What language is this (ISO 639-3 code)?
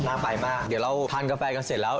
tha